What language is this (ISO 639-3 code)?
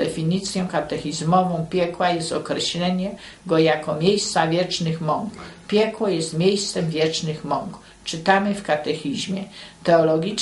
pol